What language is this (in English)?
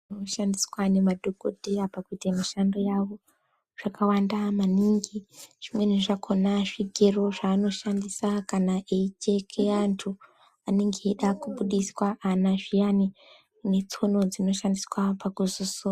Ndau